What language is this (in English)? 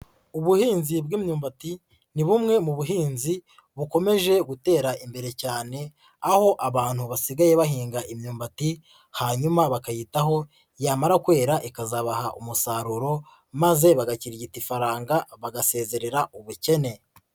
Kinyarwanda